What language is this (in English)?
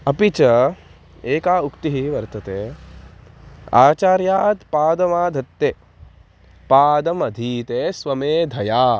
Sanskrit